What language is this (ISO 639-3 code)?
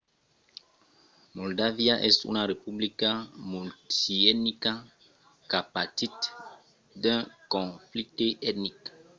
oci